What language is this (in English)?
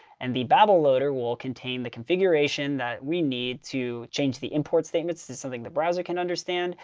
English